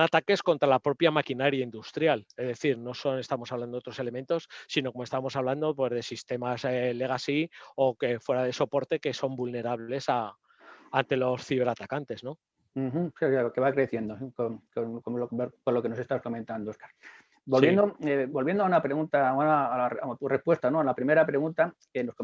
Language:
Spanish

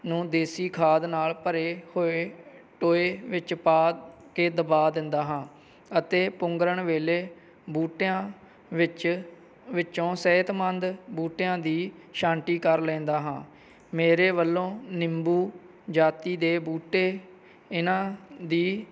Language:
Punjabi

